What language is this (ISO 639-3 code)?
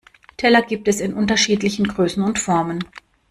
deu